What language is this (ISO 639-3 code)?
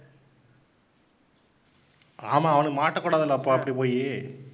tam